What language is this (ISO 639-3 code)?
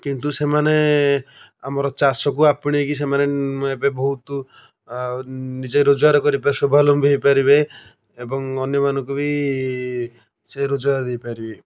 ori